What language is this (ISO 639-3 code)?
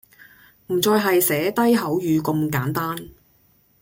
yue